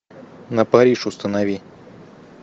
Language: Russian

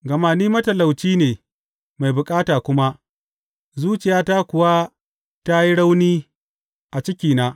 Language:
Hausa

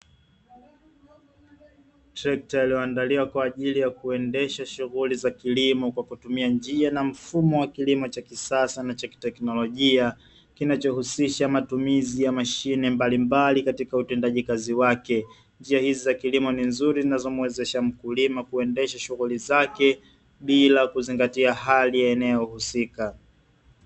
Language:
Swahili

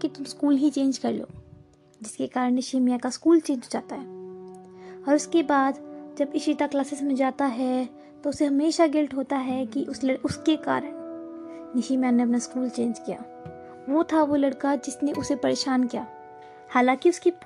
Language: Hindi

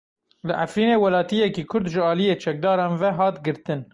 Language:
Kurdish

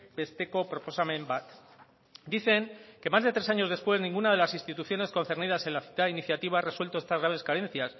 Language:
Spanish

